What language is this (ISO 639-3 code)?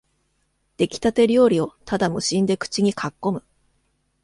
jpn